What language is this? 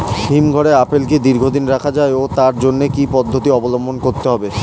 Bangla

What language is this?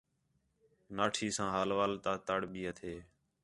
Khetrani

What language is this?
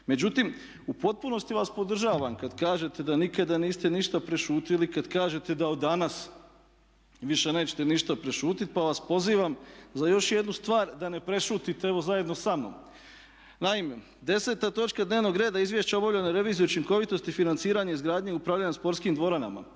Croatian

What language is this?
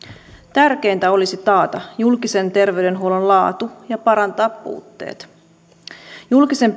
Finnish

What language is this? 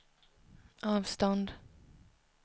Swedish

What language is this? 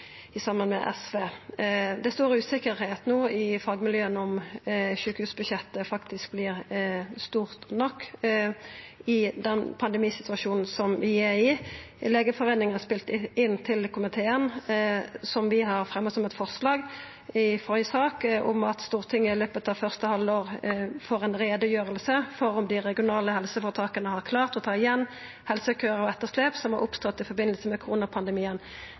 Norwegian Nynorsk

